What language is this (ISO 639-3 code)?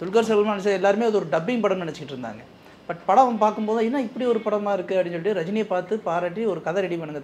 kor